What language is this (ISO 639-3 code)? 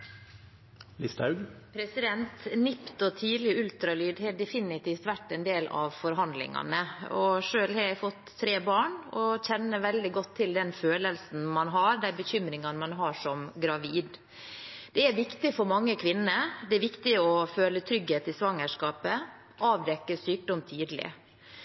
nob